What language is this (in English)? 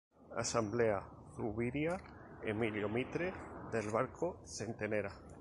Spanish